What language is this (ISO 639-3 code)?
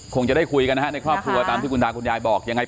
tha